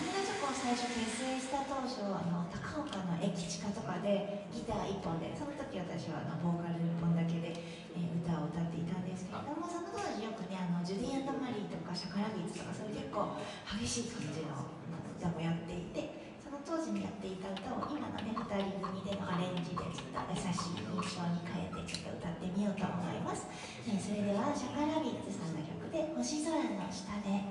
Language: Japanese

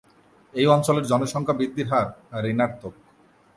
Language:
Bangla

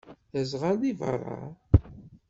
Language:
Kabyle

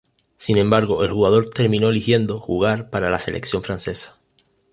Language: Spanish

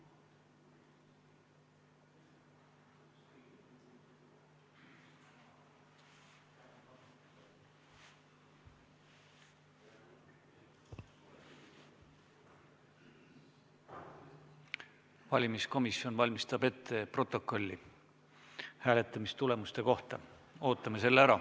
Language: Estonian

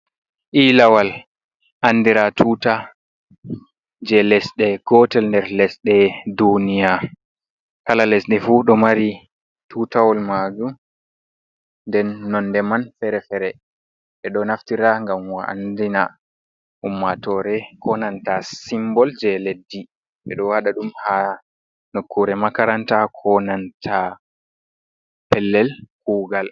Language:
Fula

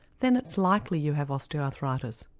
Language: English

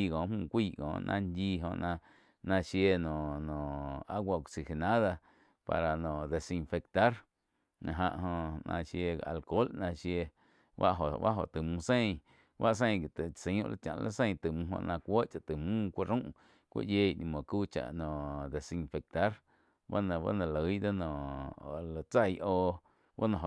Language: Quiotepec Chinantec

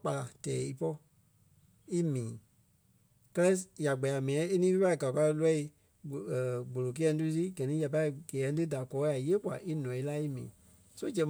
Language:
Kpelle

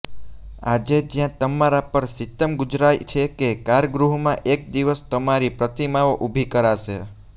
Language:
Gujarati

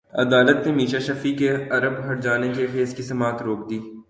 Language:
Urdu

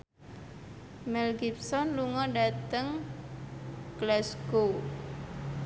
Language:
Javanese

